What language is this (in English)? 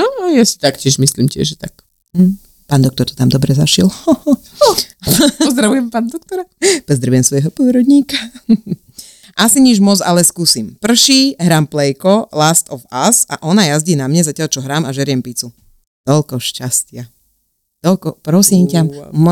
Slovak